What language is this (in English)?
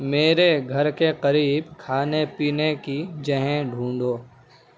Urdu